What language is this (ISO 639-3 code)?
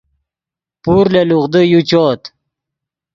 ydg